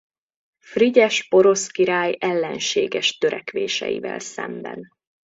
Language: Hungarian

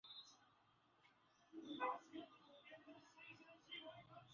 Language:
Swahili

